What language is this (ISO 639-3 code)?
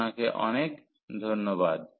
ben